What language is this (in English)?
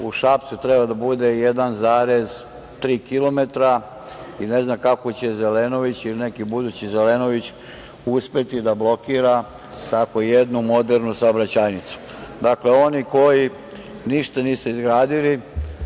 Serbian